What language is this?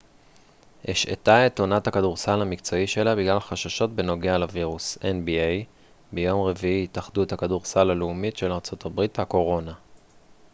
Hebrew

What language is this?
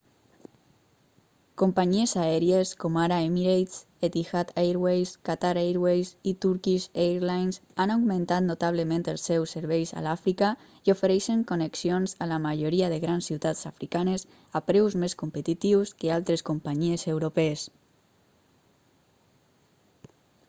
Catalan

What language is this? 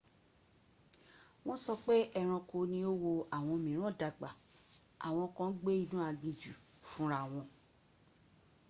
Yoruba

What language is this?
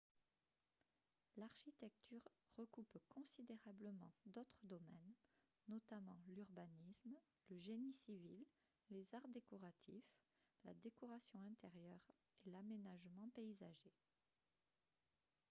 French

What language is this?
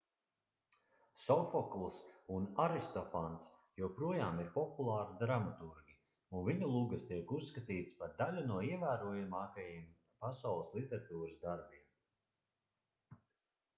Latvian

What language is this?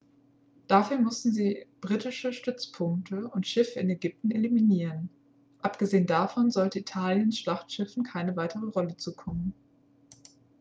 German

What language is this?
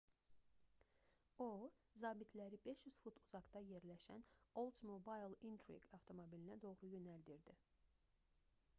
Azerbaijani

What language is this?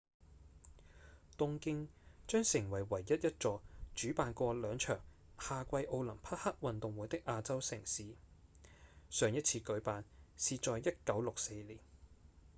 Cantonese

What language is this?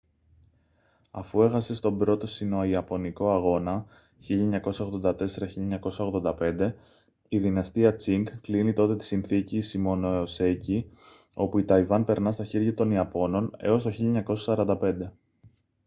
Greek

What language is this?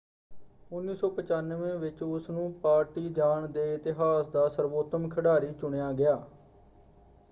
Punjabi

